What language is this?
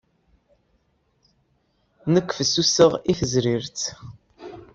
Kabyle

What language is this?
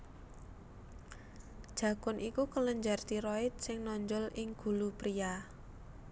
Javanese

